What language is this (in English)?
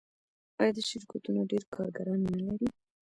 Pashto